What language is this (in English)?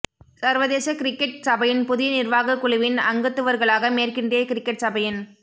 Tamil